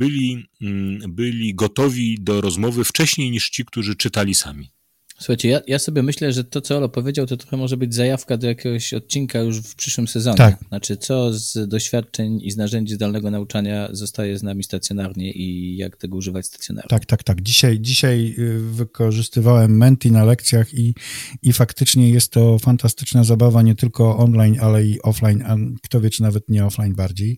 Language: Polish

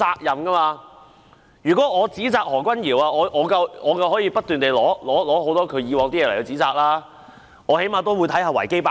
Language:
Cantonese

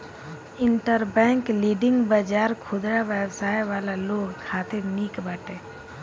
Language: Bhojpuri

